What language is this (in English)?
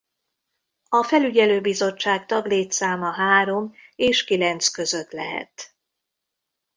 Hungarian